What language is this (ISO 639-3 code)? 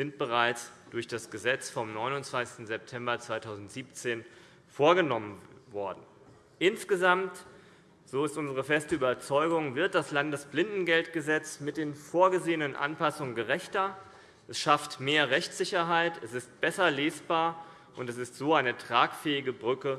deu